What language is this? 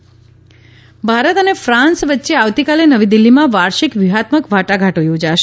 Gujarati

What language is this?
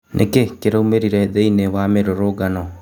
Kikuyu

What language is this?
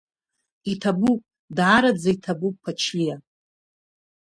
Abkhazian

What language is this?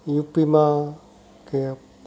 Gujarati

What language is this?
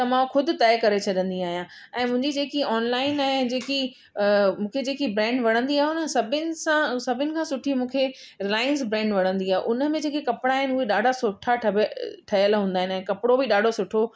Sindhi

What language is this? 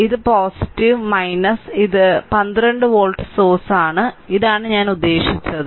Malayalam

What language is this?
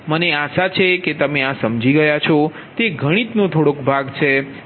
Gujarati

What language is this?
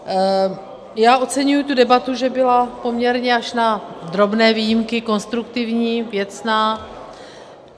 Czech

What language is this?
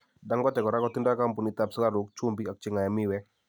Kalenjin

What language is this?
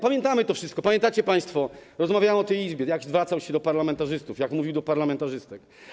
Polish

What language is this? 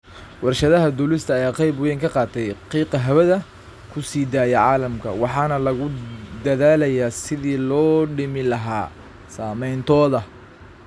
Somali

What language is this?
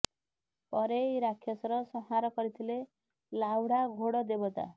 Odia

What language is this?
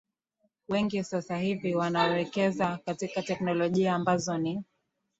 Swahili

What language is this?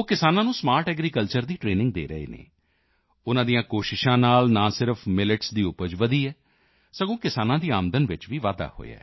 Punjabi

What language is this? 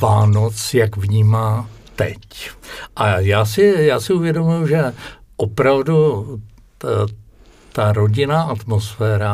Czech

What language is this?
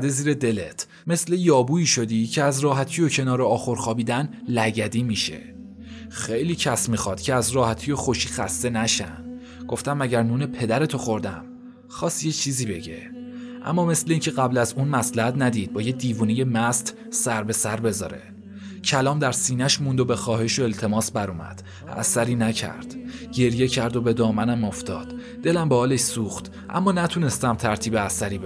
Persian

